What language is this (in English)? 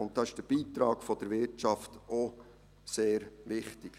Swiss German